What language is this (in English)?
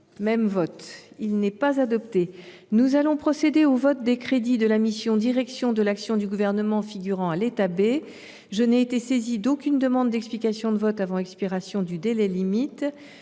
French